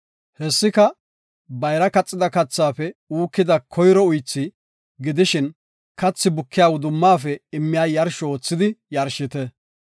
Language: Gofa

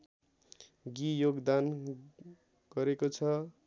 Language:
Nepali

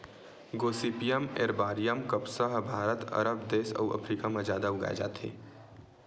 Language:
Chhattisgarhi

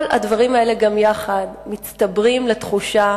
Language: Hebrew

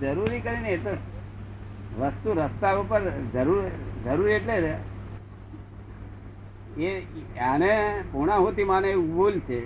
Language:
Gujarati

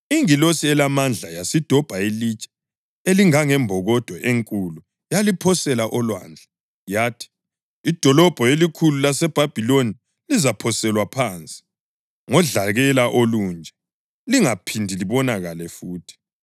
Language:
North Ndebele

